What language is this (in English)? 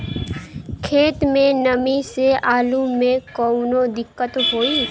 Bhojpuri